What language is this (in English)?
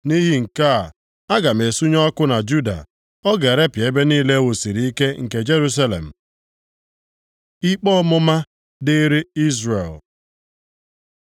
Igbo